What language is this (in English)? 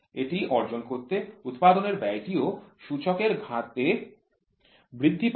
Bangla